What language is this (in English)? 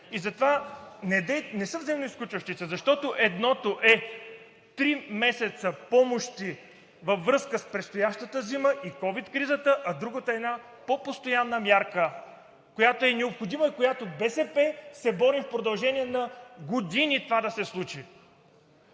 Bulgarian